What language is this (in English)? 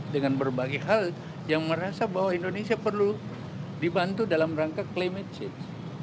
Indonesian